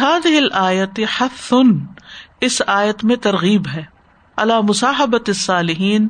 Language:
Urdu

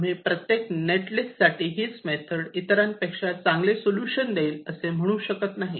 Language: Marathi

